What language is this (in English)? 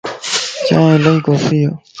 Lasi